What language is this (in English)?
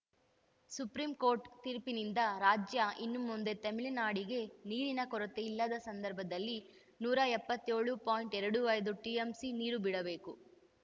Kannada